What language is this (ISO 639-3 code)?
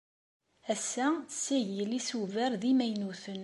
kab